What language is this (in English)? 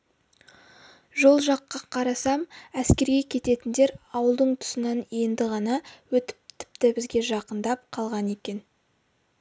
Kazakh